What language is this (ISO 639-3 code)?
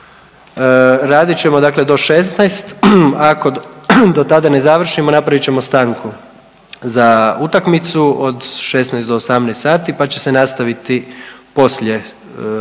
hrv